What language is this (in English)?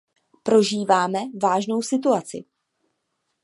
Czech